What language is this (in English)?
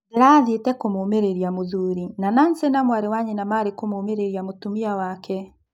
Kikuyu